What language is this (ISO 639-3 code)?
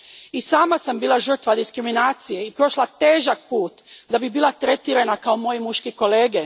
hrv